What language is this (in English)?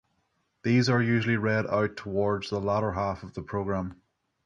English